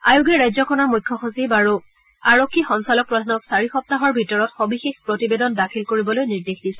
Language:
Assamese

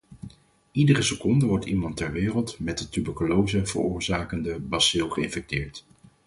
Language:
Dutch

